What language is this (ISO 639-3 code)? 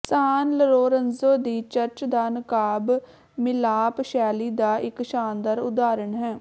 pan